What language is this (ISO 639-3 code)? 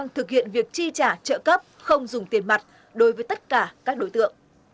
vie